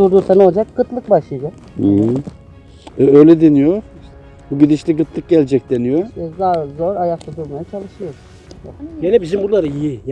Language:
Turkish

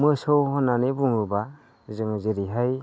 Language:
Bodo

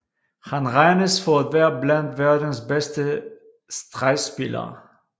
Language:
Danish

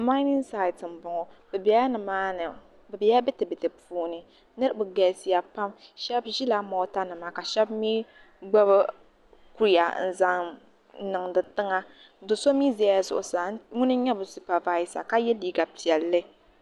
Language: Dagbani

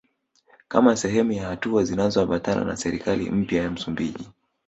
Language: Swahili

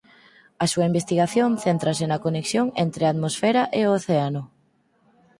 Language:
Galician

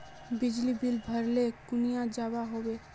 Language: Magahi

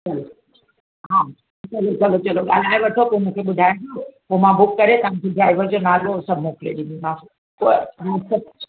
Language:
Sindhi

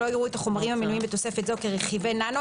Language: Hebrew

